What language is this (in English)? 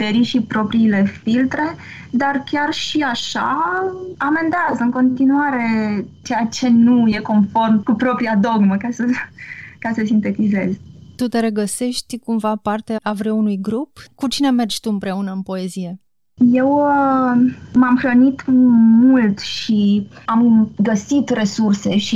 Romanian